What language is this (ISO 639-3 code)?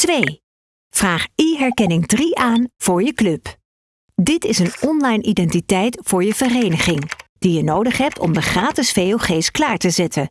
nld